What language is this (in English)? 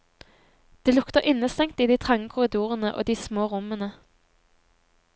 Norwegian